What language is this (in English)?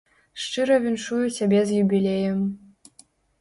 Belarusian